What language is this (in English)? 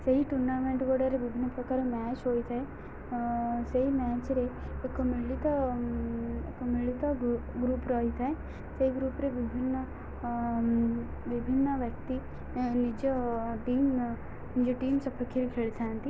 Odia